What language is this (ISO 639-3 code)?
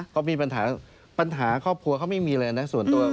tha